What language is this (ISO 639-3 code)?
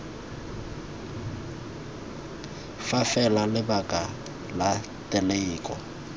tsn